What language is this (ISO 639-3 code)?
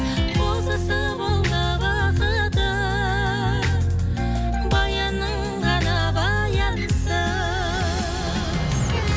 kaz